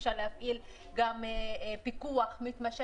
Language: Hebrew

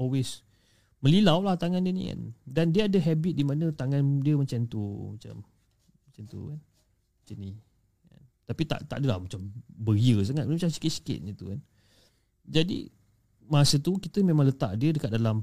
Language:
Malay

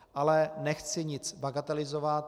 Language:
Czech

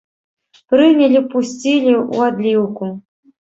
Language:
Belarusian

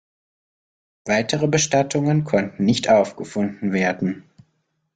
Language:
German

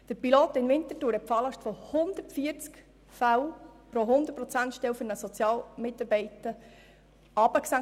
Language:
Swiss German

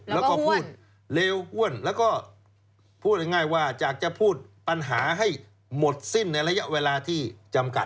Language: Thai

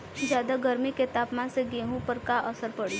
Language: Bhojpuri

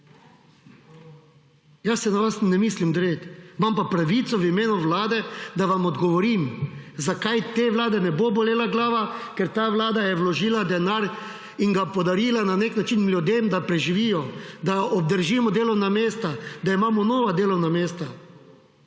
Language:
Slovenian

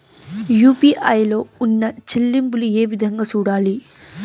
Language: Telugu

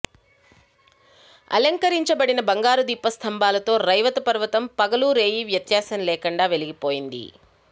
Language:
Telugu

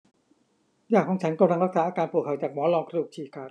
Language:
Thai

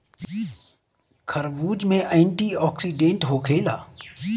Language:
Bhojpuri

